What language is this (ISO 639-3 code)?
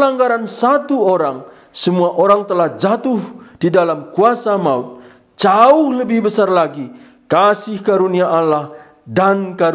ind